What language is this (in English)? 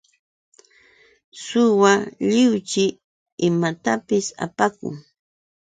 Yauyos Quechua